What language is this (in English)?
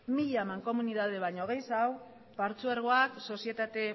Basque